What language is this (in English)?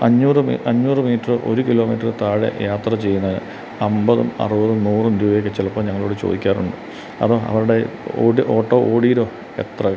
Malayalam